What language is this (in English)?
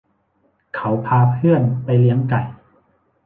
Thai